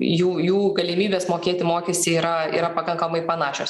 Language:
Lithuanian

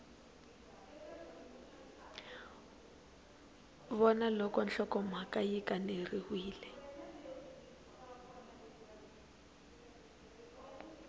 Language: Tsonga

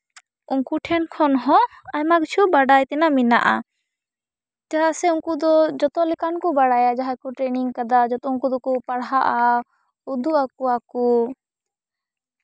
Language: Santali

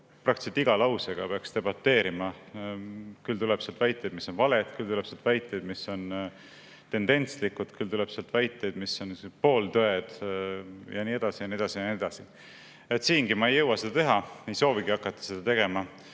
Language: Estonian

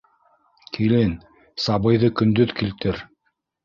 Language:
Bashkir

